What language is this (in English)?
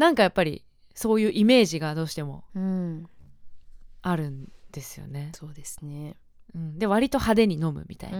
Japanese